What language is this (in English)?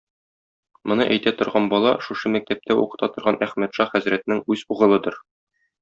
Tatar